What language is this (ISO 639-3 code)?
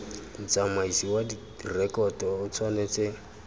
tsn